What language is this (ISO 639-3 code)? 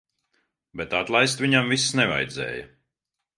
lav